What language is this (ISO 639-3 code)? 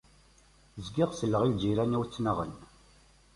kab